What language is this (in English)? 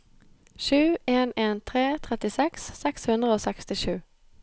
Norwegian